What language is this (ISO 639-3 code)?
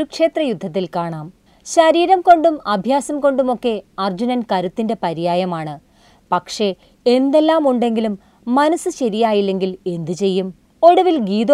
mal